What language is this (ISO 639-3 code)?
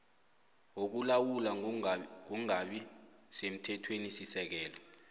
nbl